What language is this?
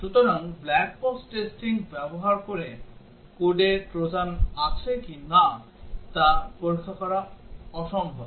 Bangla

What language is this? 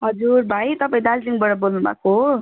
Nepali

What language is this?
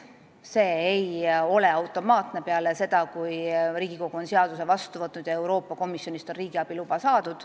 Estonian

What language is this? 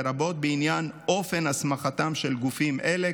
Hebrew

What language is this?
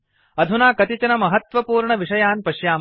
Sanskrit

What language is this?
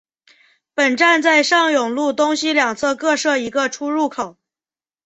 Chinese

